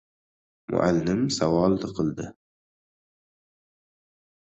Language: Uzbek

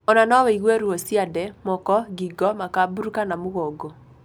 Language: Kikuyu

